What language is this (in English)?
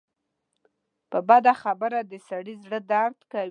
Pashto